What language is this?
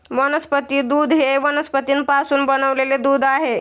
Marathi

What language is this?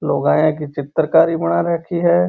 Marwari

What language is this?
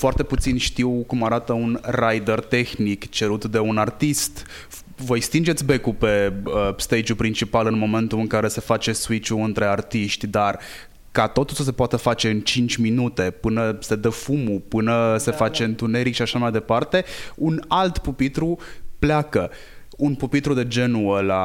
Romanian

